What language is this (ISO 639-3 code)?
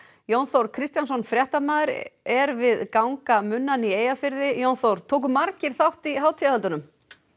isl